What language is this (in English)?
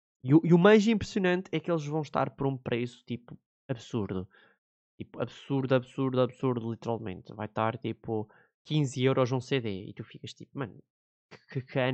Portuguese